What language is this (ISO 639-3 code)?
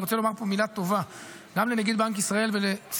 heb